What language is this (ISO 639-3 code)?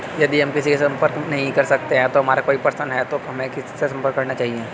hin